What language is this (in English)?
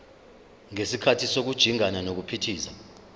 Zulu